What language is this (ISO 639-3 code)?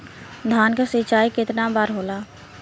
bho